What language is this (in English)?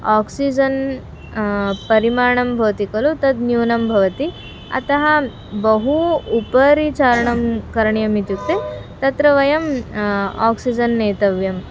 Sanskrit